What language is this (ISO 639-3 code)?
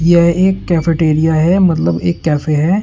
hin